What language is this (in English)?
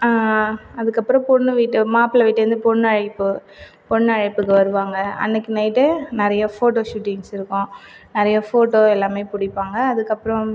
Tamil